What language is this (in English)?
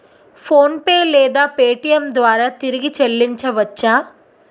Telugu